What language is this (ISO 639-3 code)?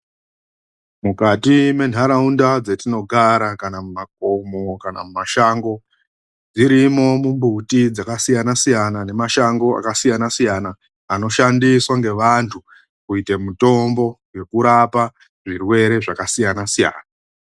ndc